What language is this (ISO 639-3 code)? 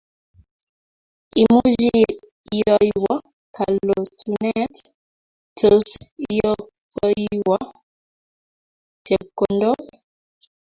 kln